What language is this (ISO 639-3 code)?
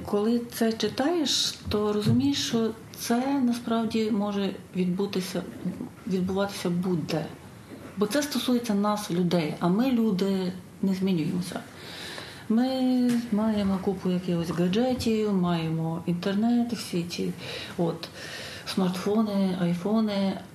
ukr